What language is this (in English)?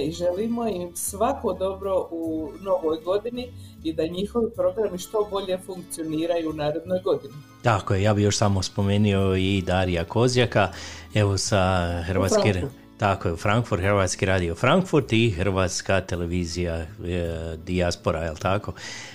Croatian